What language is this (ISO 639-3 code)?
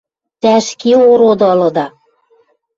mrj